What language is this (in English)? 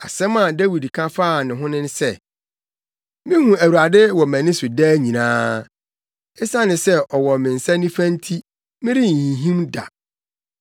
Akan